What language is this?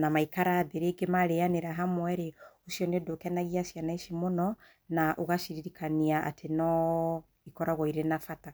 Kikuyu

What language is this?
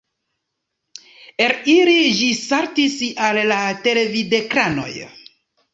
Esperanto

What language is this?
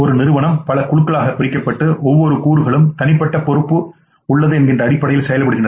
Tamil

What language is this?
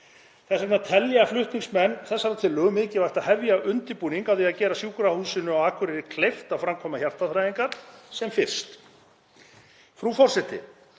Icelandic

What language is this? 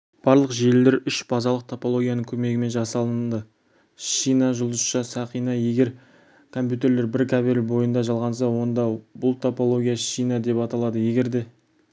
Kazakh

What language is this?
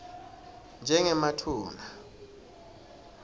Swati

